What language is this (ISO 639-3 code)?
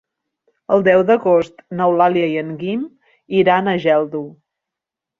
cat